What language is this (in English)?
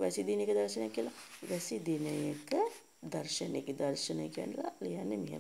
Indonesian